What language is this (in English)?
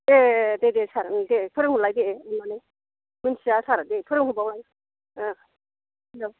Bodo